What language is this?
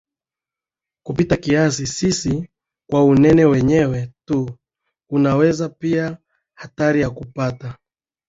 Swahili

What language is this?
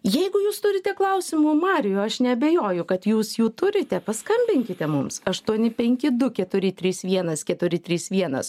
Lithuanian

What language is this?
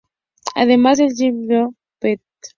Spanish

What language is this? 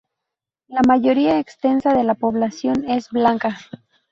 Spanish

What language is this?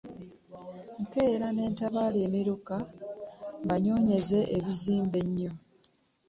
Ganda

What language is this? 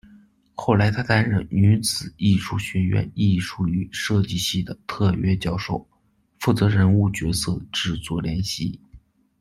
Chinese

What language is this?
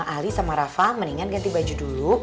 Indonesian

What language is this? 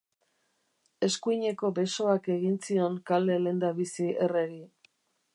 Basque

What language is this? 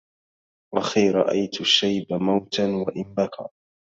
Arabic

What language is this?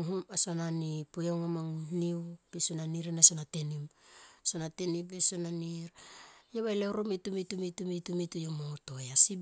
Tomoip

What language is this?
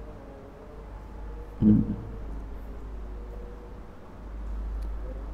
Indonesian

